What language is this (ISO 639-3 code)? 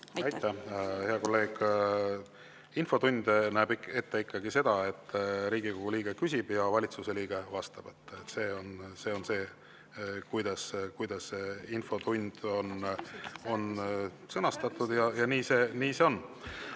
est